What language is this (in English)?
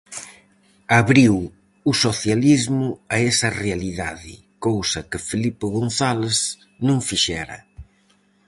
Galician